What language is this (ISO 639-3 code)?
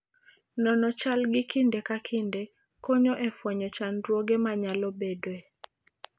luo